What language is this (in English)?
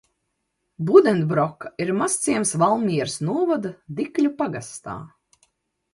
Latvian